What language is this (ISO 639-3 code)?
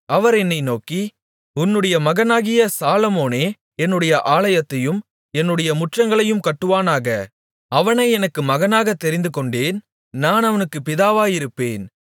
tam